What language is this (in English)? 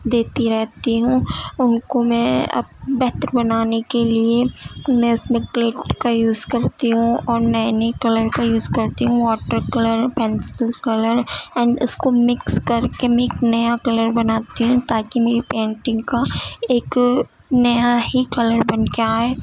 Urdu